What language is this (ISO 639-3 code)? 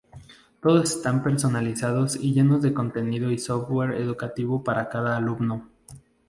spa